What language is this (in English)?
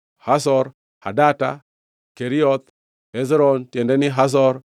Luo (Kenya and Tanzania)